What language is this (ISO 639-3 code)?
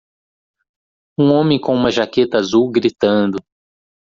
por